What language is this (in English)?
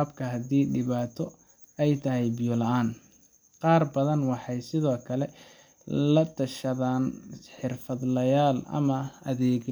Somali